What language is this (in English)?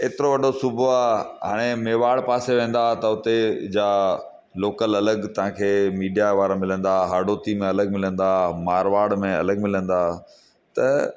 Sindhi